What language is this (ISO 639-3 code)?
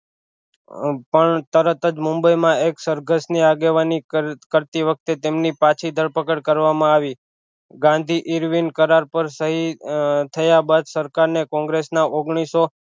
guj